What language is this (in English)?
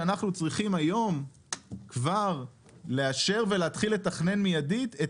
Hebrew